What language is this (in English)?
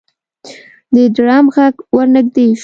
Pashto